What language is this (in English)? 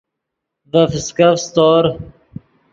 Yidgha